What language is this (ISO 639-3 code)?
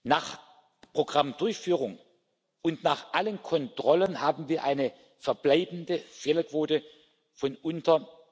deu